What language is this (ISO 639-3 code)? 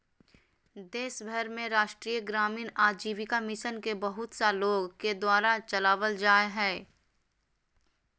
mag